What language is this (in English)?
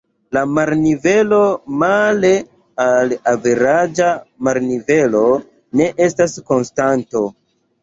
Esperanto